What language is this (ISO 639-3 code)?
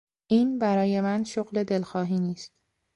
fas